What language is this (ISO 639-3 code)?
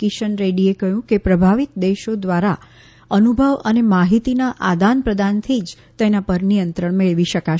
guj